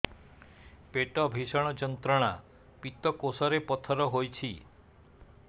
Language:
Odia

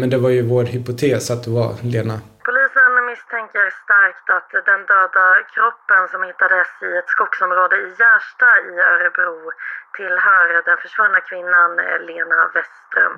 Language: Swedish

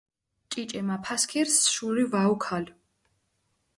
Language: Mingrelian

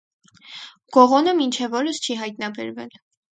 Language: Armenian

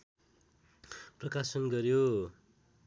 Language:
Nepali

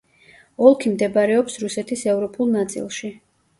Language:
Georgian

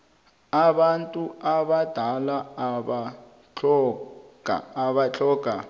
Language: South Ndebele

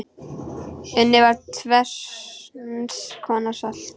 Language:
Icelandic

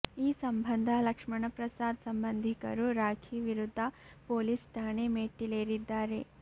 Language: Kannada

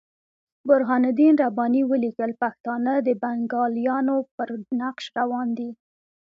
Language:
Pashto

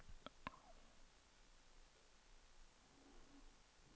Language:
Danish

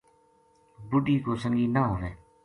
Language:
Gujari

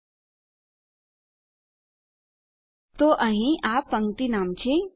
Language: Gujarati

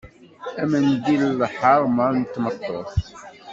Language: Kabyle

